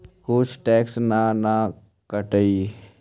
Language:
Magahi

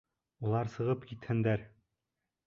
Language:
Bashkir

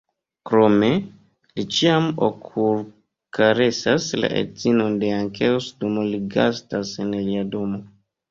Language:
Esperanto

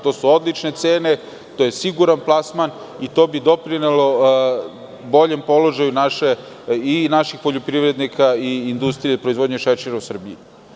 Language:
Serbian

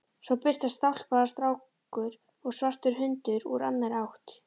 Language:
Icelandic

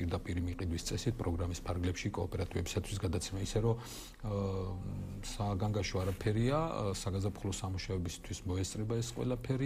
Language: Romanian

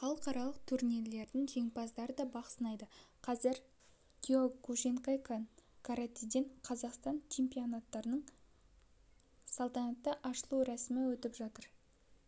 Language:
Kazakh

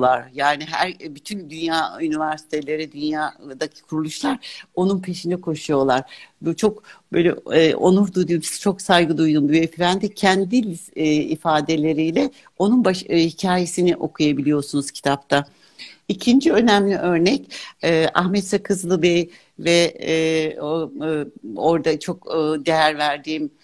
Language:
Turkish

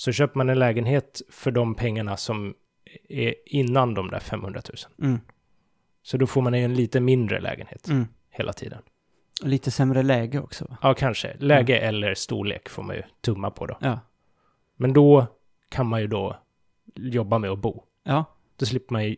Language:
Swedish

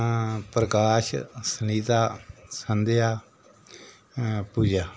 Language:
Dogri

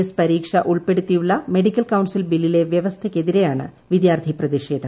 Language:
Malayalam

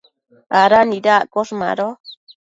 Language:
Matsés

